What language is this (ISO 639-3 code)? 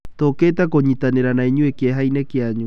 kik